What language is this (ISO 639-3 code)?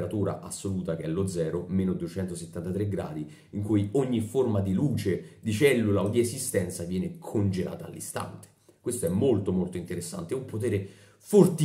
ita